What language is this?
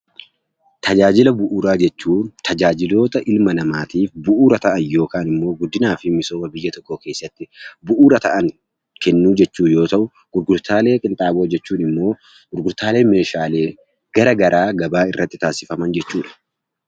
Oromo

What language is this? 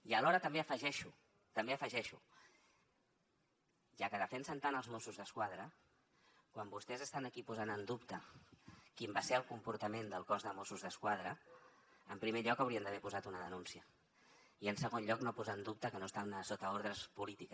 Catalan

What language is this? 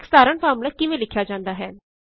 Punjabi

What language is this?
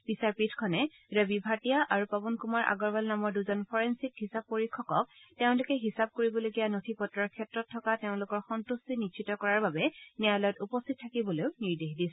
Assamese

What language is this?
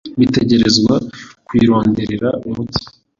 Kinyarwanda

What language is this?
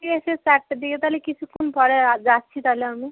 Bangla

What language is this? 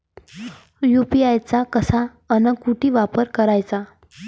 Marathi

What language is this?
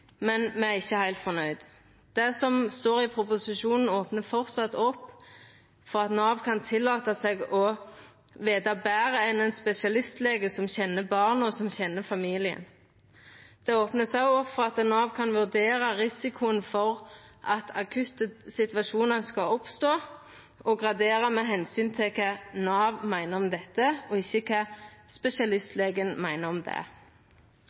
Norwegian Nynorsk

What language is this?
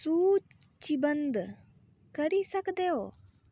Dogri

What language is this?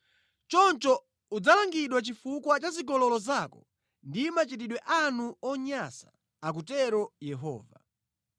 Nyanja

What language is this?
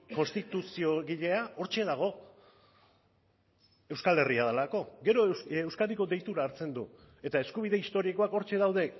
Basque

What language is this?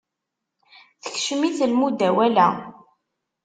Kabyle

